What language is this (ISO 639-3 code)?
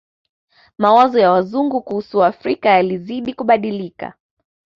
swa